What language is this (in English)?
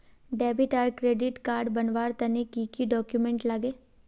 Magahi